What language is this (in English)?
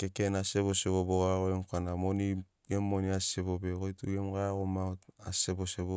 Sinaugoro